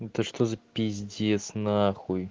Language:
Russian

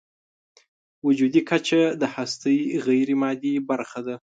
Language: Pashto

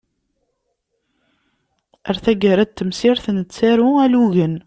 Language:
Kabyle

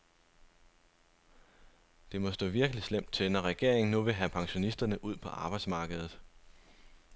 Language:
Danish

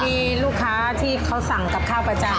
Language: Thai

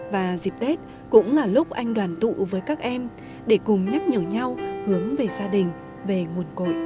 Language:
Vietnamese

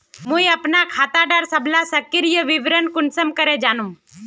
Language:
Magahi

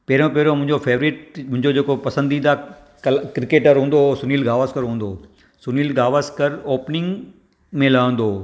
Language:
Sindhi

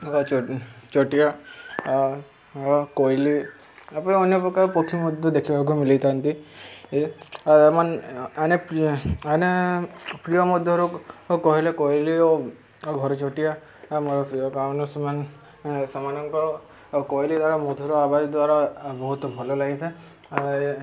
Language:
Odia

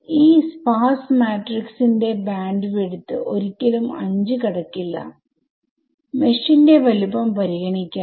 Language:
Malayalam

